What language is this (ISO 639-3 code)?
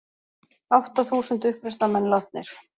isl